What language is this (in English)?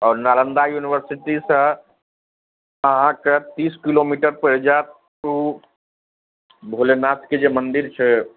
Maithili